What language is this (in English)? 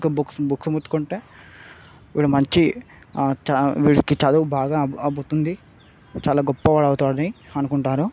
Telugu